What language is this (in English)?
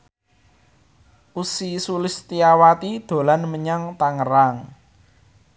Javanese